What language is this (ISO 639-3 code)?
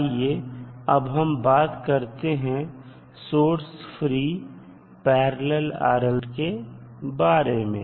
hin